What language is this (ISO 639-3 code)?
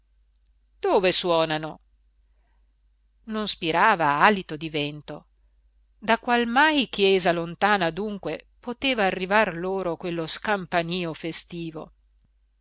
ita